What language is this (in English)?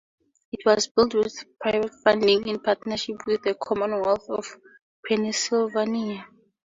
English